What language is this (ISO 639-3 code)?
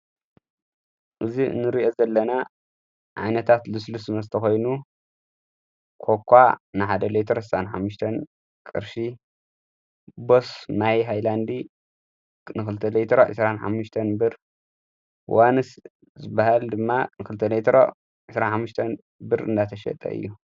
tir